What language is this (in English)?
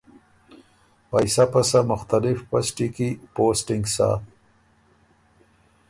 Ormuri